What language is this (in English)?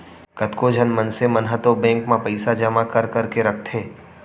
Chhattisgarhi